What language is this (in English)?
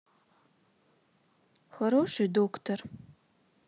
Russian